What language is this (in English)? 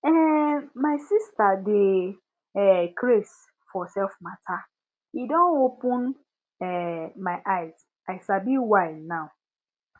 Nigerian Pidgin